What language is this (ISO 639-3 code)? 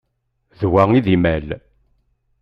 kab